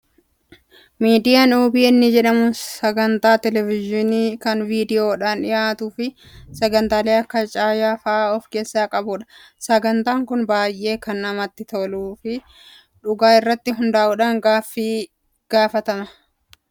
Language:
Oromo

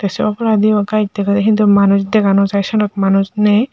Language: Chakma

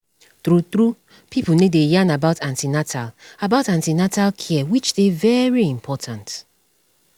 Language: Nigerian Pidgin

